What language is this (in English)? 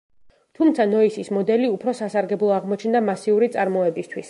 Georgian